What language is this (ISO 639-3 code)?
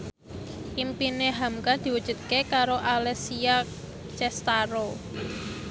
jav